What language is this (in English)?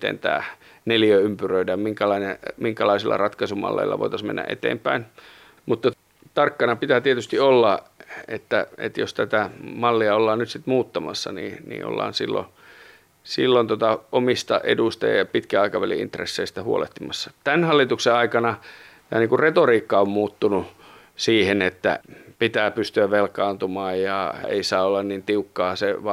Finnish